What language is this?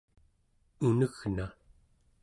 Central Yupik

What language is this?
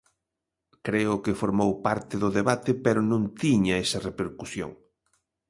Galician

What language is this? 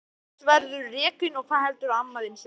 Icelandic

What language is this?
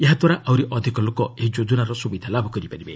Odia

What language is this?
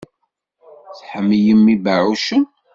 Kabyle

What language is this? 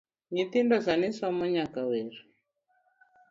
Luo (Kenya and Tanzania)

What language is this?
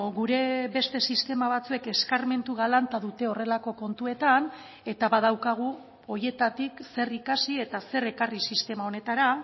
Basque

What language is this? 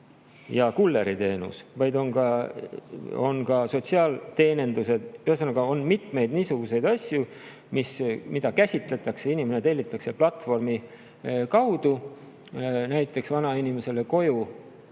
Estonian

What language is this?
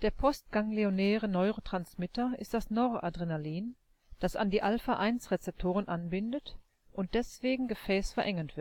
German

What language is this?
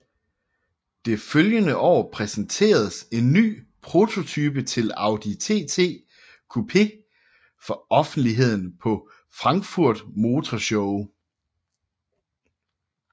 Danish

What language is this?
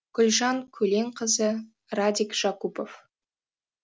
Kazakh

